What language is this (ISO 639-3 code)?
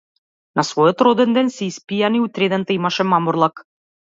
mkd